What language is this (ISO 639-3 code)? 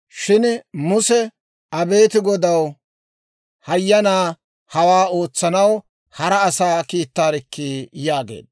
dwr